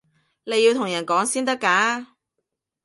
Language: Cantonese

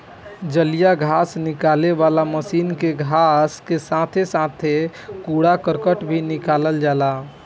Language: Bhojpuri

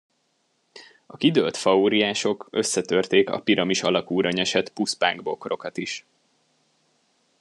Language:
Hungarian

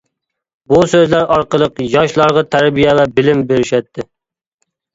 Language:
Uyghur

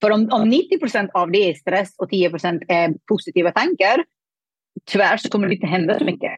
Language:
Swedish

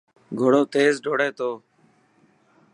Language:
Dhatki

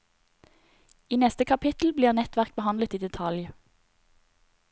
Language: Norwegian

